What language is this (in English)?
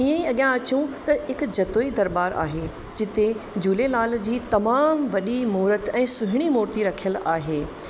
Sindhi